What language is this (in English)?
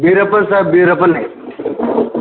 Telugu